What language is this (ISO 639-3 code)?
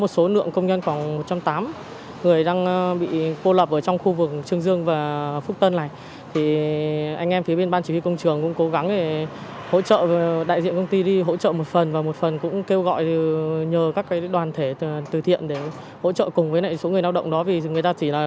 vie